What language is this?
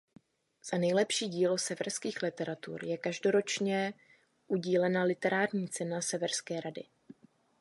Czech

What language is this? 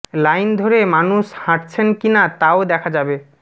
Bangla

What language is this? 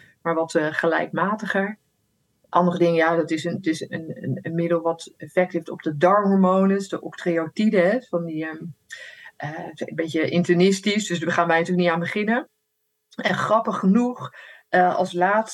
Dutch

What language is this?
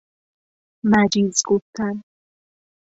Persian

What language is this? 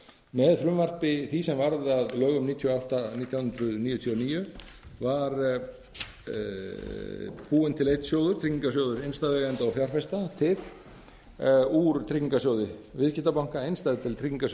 Icelandic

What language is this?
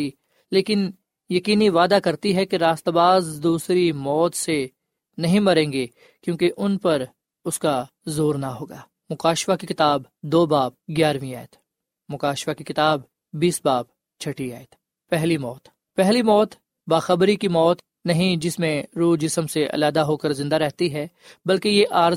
Urdu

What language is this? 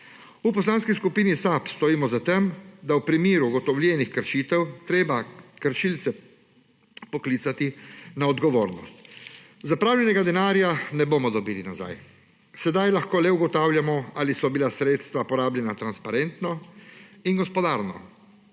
Slovenian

